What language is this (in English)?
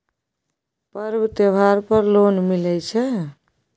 Maithili